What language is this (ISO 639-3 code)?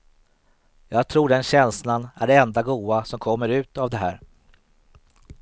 swe